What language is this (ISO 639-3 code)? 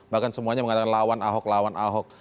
ind